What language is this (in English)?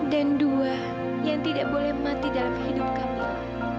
Indonesian